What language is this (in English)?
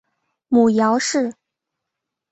Chinese